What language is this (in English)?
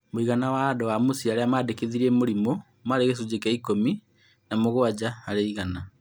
Kikuyu